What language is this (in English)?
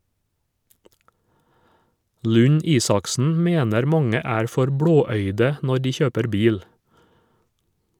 Norwegian